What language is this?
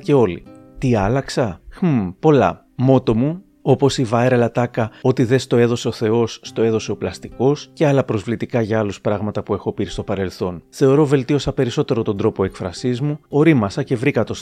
Greek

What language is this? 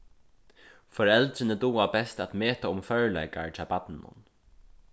Faroese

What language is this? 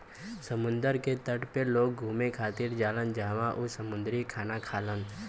Bhojpuri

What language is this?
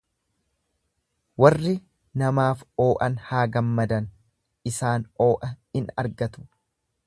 Oromo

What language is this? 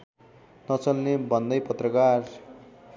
Nepali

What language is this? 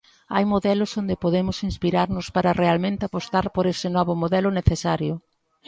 Galician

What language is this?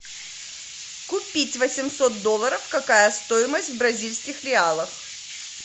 Russian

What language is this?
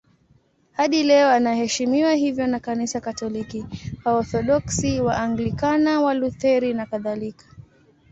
Swahili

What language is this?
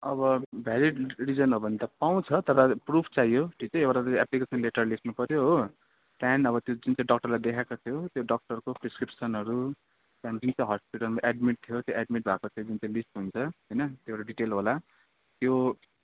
Nepali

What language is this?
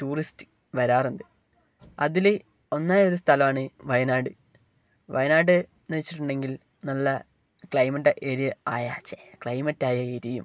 Malayalam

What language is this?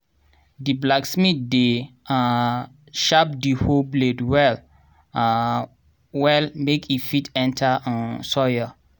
Nigerian Pidgin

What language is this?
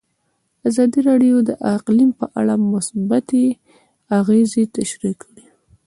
Pashto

